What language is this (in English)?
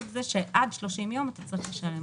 Hebrew